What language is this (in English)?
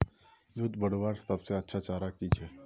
Magahi